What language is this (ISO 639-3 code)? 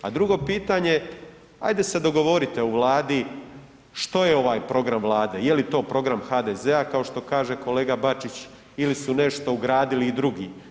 hrv